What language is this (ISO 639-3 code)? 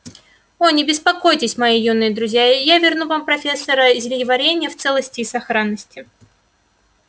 rus